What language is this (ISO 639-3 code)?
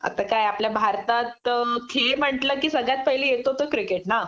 mar